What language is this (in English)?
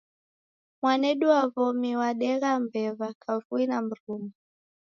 Taita